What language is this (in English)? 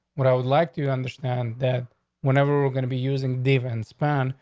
English